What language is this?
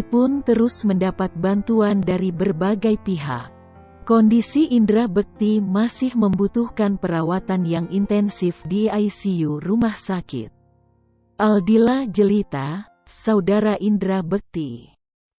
Indonesian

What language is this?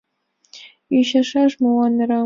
Mari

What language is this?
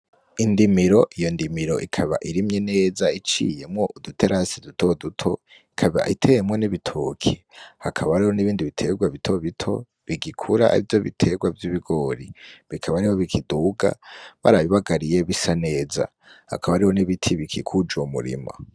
Rundi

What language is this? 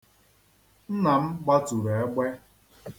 Igbo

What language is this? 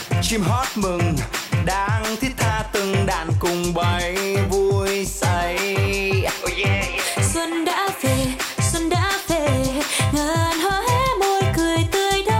Vietnamese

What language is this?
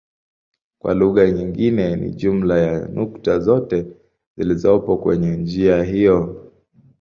Swahili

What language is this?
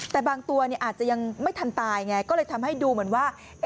Thai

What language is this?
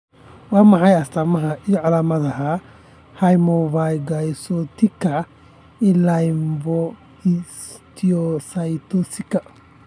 Somali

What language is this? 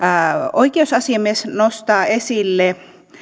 Finnish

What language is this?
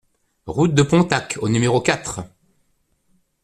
French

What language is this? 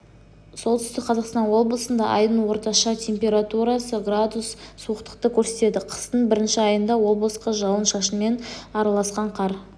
Kazakh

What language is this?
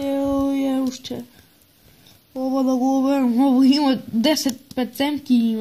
Portuguese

